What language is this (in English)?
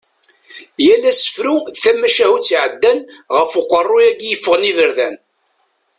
Kabyle